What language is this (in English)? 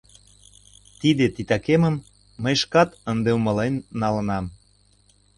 Mari